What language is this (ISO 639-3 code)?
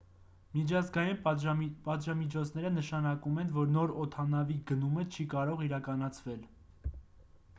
hye